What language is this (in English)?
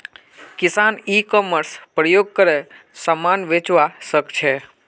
Magahi